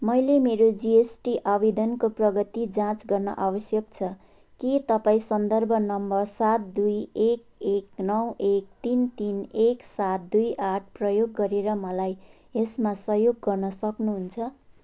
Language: Nepali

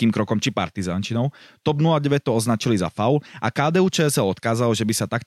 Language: Czech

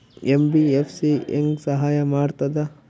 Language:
Kannada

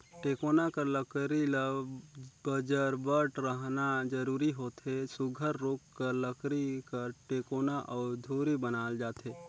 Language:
Chhattisgarhi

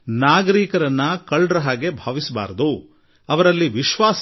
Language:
Kannada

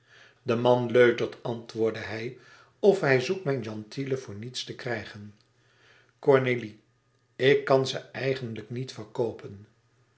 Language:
Dutch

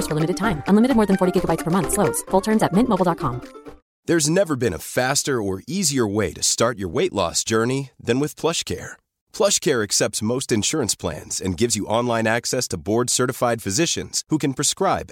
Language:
Urdu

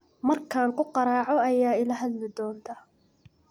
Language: Somali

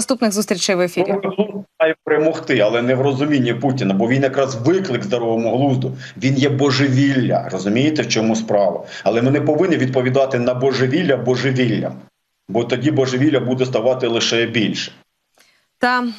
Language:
Ukrainian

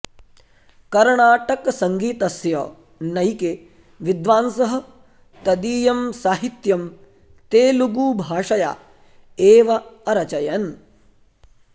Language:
Sanskrit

